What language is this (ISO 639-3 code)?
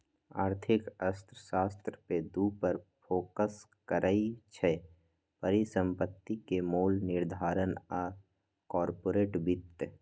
mag